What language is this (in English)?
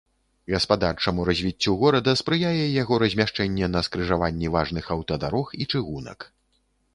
Belarusian